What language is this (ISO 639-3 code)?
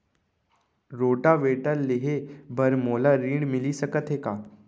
hne